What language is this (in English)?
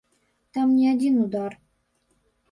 Belarusian